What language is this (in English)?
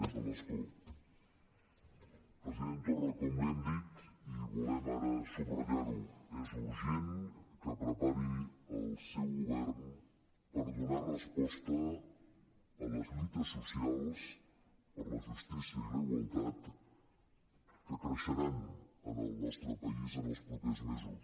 Catalan